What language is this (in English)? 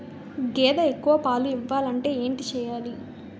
Telugu